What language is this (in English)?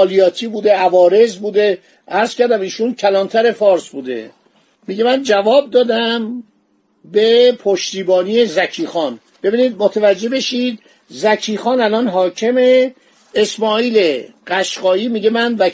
Persian